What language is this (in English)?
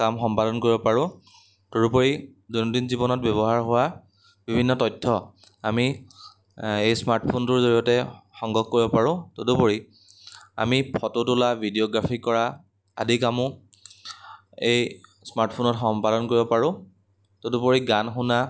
Assamese